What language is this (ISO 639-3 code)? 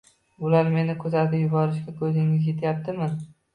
uzb